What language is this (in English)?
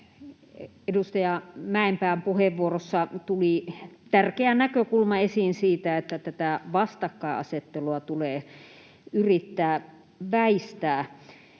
Finnish